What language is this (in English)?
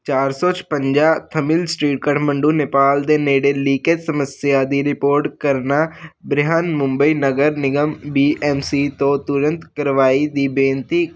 Punjabi